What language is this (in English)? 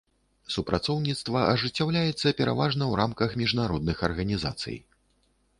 Belarusian